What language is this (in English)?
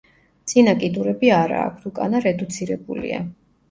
Georgian